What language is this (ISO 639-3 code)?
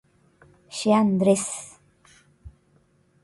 grn